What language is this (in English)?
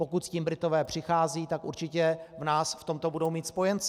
Czech